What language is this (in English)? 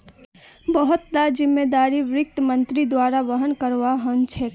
Magahi